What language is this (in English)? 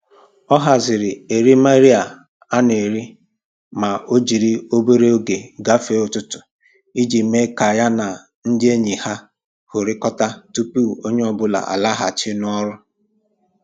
Igbo